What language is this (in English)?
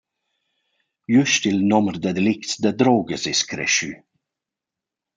Romansh